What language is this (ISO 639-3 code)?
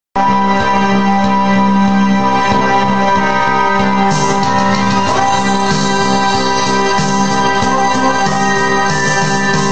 ell